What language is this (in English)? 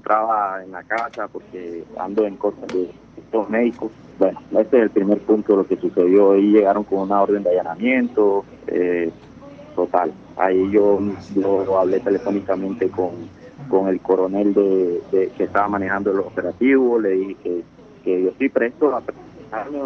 Spanish